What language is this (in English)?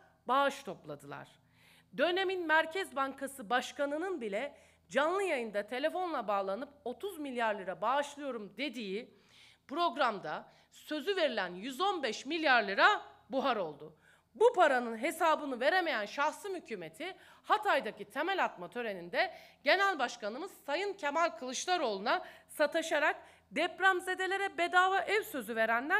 Turkish